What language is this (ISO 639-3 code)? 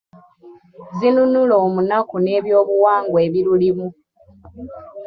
lug